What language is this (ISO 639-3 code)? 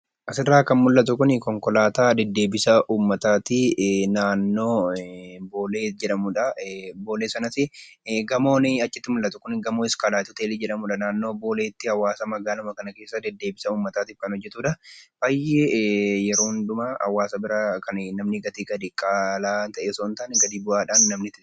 orm